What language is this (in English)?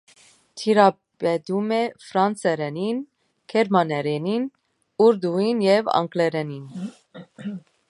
Armenian